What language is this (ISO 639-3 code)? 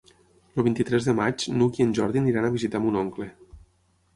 cat